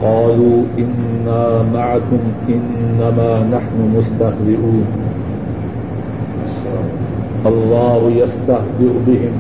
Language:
Urdu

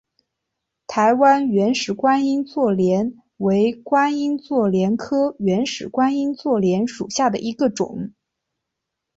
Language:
Chinese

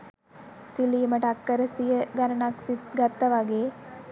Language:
Sinhala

